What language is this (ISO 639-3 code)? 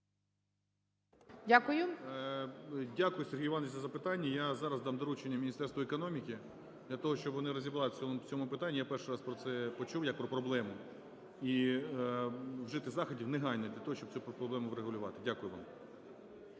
ukr